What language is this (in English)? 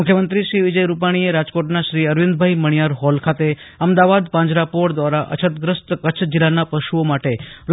Gujarati